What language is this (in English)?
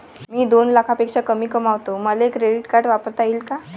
Marathi